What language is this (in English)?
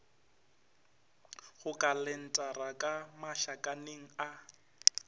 Northern Sotho